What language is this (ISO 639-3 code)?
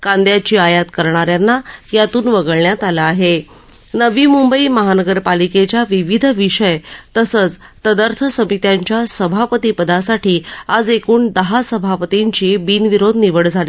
mar